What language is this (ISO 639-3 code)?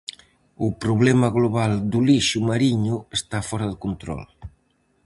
glg